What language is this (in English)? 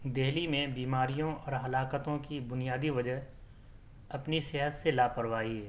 Urdu